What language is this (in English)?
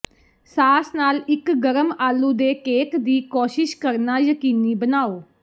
Punjabi